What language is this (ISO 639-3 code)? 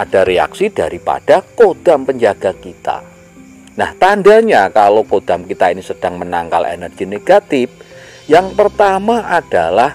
ind